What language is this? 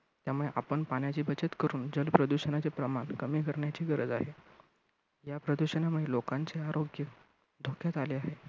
Marathi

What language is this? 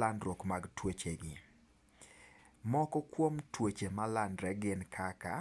Luo (Kenya and Tanzania)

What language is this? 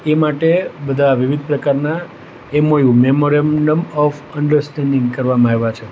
Gujarati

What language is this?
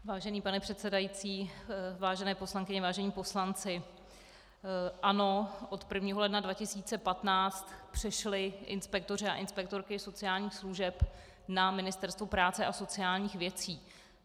Czech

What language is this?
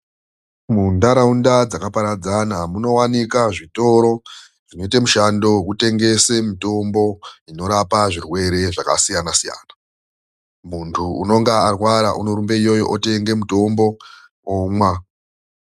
Ndau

